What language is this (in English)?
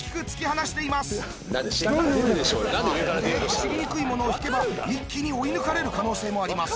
Japanese